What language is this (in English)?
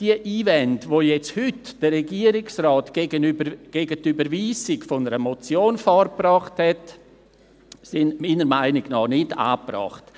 Swiss German